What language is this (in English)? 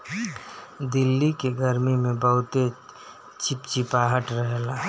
Bhojpuri